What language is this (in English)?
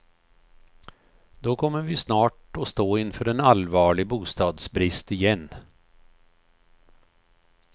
Swedish